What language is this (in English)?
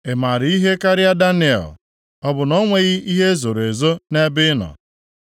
Igbo